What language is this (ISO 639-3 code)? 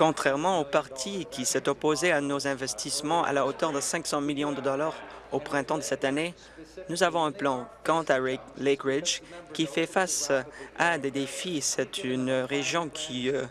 fra